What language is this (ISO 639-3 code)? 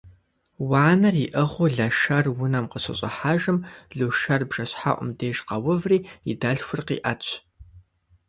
kbd